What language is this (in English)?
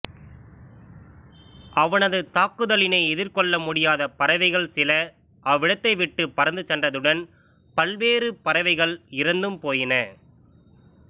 Tamil